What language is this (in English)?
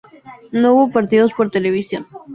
Spanish